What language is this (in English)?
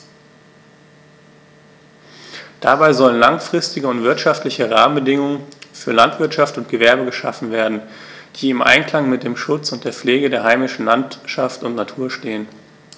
German